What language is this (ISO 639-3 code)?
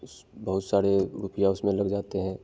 hin